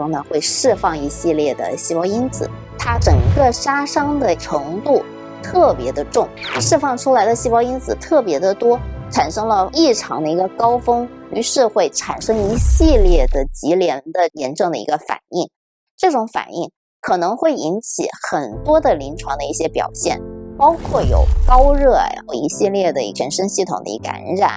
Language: Chinese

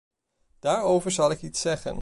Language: Dutch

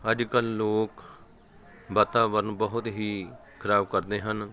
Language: Punjabi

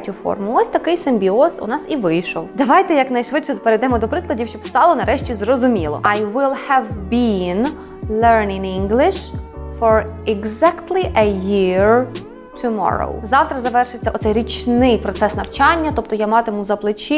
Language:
Ukrainian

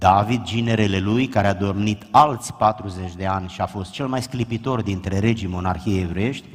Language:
Romanian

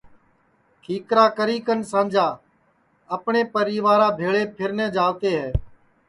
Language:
Sansi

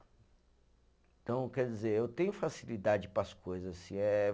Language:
Portuguese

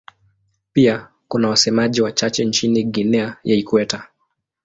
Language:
Swahili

